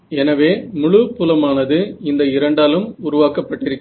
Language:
Tamil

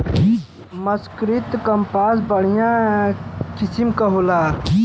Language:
Bhojpuri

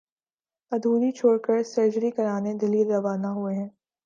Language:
Urdu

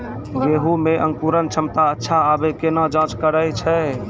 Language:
Maithili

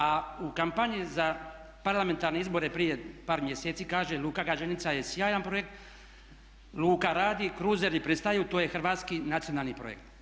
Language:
Croatian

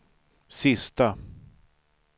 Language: Swedish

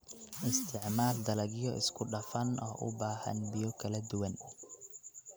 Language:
Somali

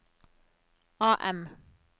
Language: Norwegian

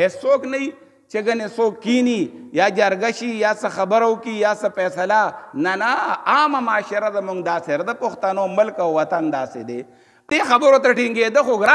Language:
Arabic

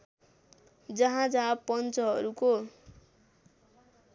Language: Nepali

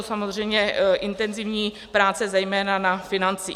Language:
Czech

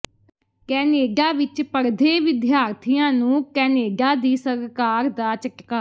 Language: Punjabi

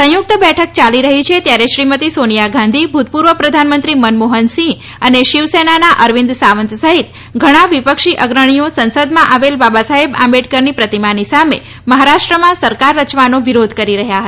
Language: Gujarati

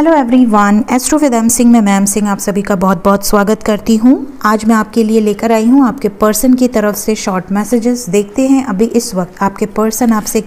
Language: Hindi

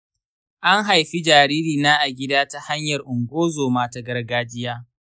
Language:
Hausa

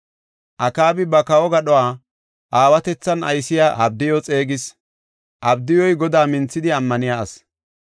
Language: Gofa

